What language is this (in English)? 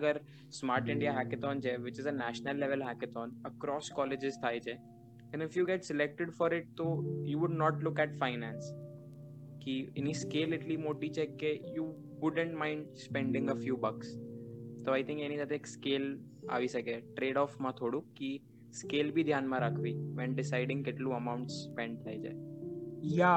Gujarati